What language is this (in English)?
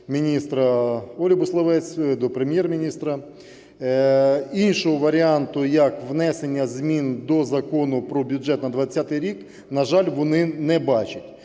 Ukrainian